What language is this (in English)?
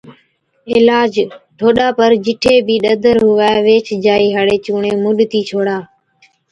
Od